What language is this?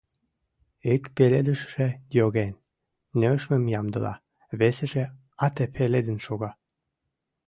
Mari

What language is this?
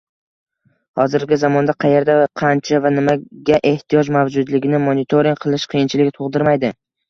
Uzbek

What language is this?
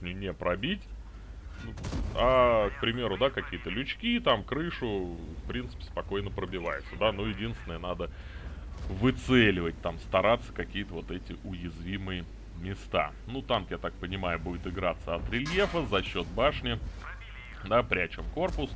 Russian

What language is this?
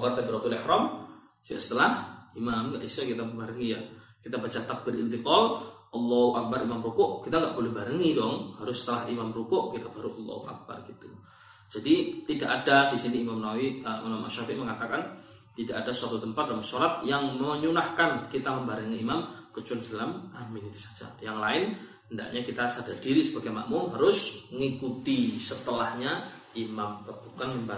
Malay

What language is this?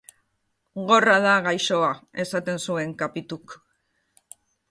Basque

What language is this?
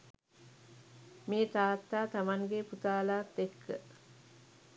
Sinhala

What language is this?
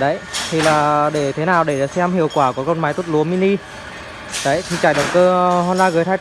Vietnamese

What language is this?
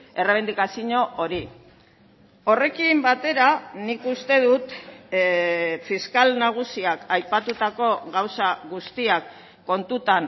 Basque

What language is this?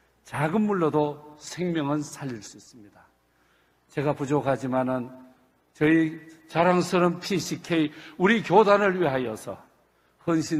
Korean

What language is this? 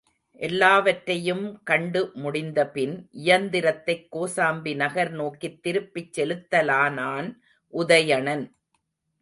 Tamil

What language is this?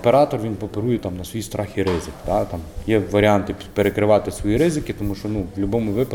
Ukrainian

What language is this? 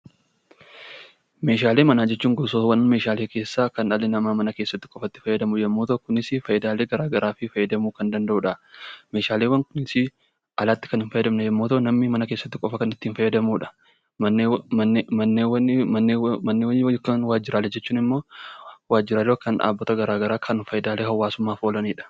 Oromo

